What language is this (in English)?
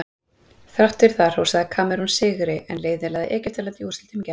Icelandic